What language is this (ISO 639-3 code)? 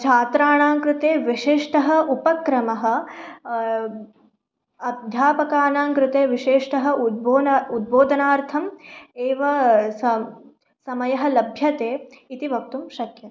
san